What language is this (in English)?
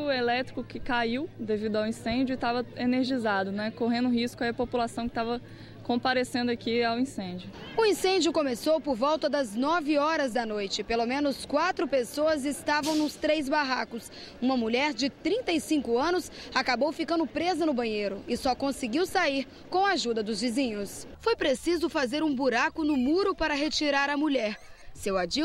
Portuguese